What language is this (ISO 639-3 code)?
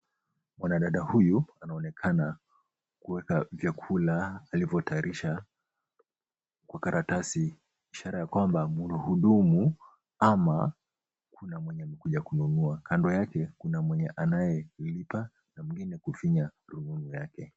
swa